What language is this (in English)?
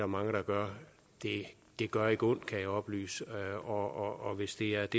Danish